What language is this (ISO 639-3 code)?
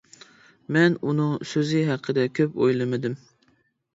uig